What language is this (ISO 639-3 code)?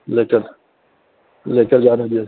urd